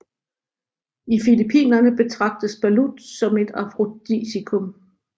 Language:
Danish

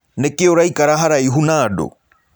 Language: Kikuyu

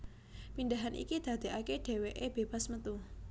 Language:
Javanese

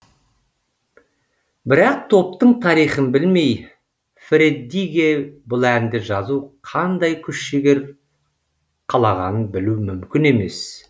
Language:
Kazakh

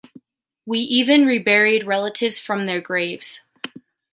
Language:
English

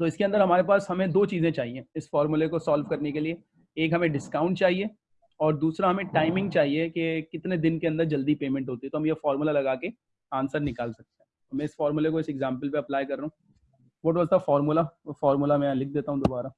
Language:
Hindi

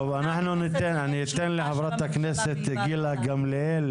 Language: Hebrew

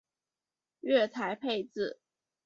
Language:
Chinese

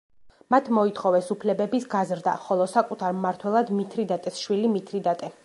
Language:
Georgian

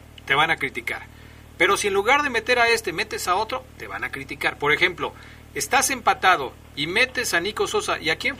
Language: Spanish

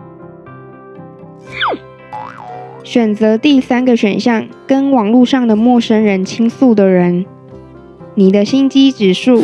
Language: Chinese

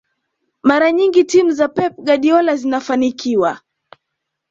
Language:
Swahili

